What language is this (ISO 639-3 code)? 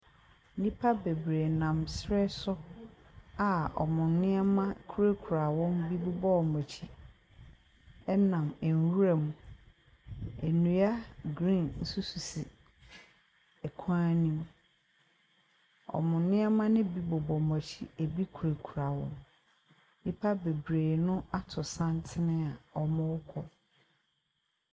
aka